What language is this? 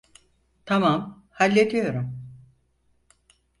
Turkish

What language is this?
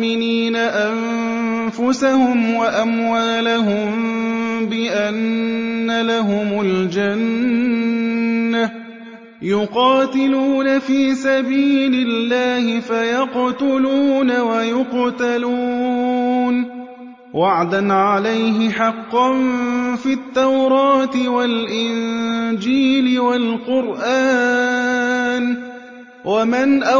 Arabic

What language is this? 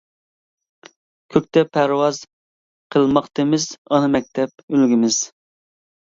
Uyghur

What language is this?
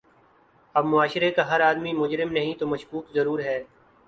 Urdu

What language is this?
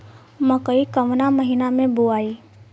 Bhojpuri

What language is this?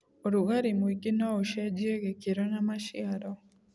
Kikuyu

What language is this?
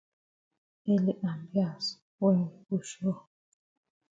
Cameroon Pidgin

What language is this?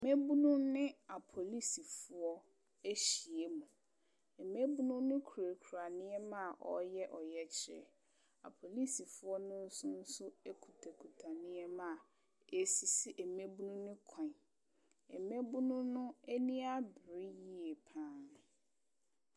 Akan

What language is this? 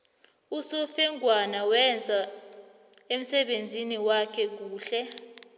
South Ndebele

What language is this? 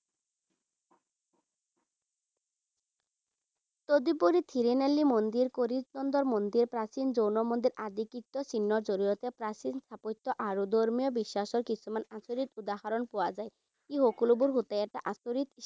Assamese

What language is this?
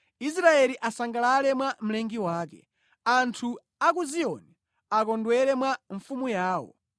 Nyanja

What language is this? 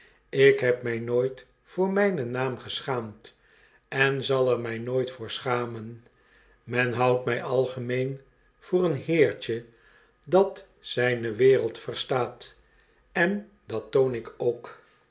Dutch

